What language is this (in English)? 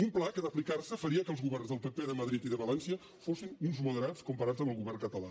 Catalan